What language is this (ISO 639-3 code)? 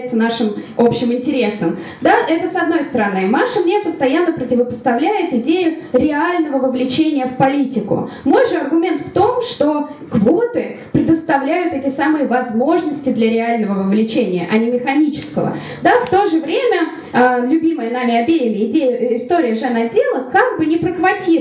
rus